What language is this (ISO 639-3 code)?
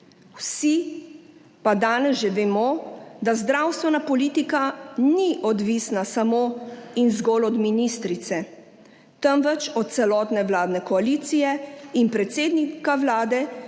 slv